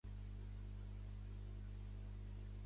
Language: Catalan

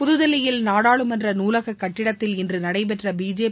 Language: Tamil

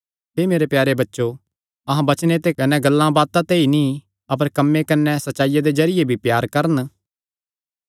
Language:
Kangri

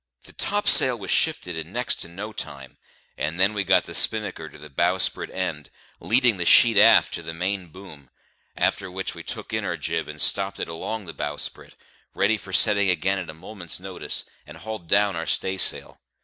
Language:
English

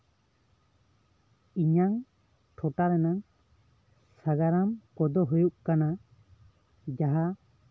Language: Santali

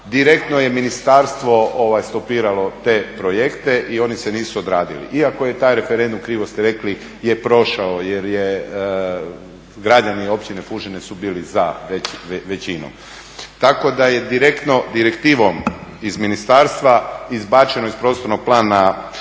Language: Croatian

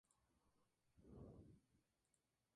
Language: Spanish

